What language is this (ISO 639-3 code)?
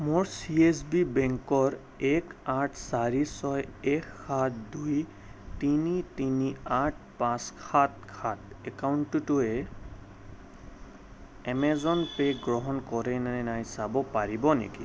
asm